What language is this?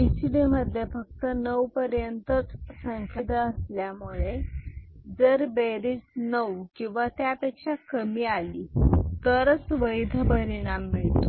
Marathi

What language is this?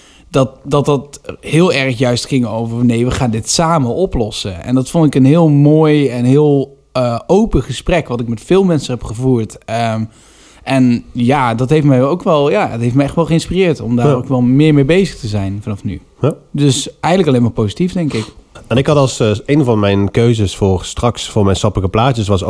Dutch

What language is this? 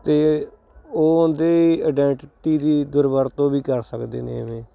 Punjabi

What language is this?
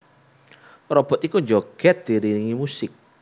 Javanese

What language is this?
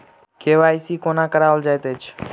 Maithili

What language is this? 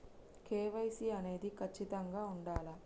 Telugu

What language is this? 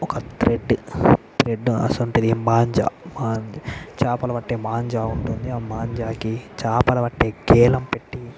Telugu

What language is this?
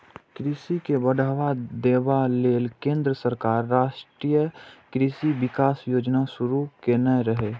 Maithili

